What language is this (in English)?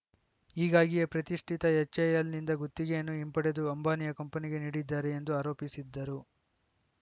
Kannada